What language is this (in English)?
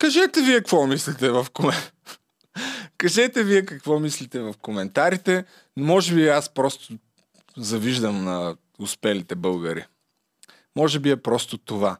Bulgarian